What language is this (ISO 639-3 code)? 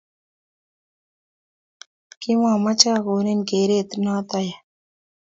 kln